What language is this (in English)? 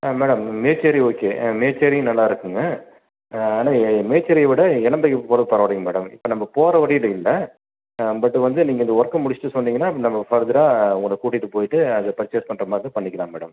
Tamil